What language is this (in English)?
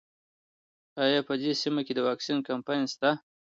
Pashto